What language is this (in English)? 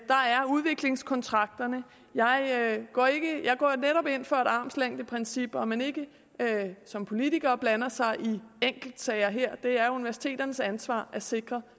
Danish